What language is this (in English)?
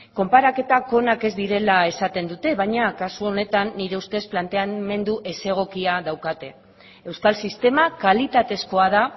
Basque